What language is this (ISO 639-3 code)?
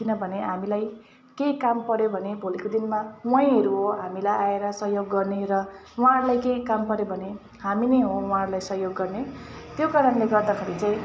nep